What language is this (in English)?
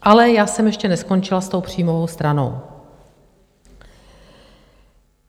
Czech